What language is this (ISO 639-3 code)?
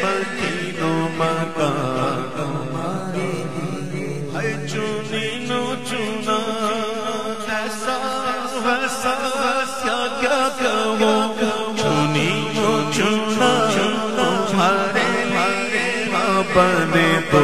ara